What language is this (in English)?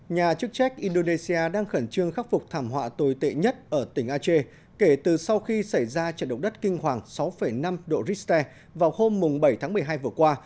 Vietnamese